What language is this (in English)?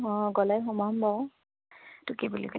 Assamese